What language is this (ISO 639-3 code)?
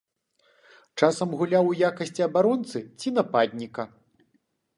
bel